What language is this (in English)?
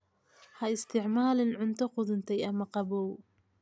Somali